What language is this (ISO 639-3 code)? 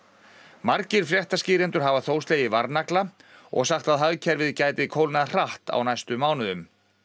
isl